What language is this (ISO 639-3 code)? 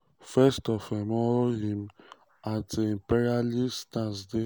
pcm